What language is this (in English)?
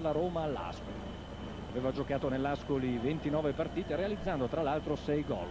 Italian